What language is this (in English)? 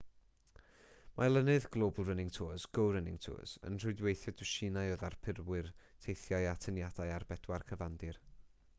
Welsh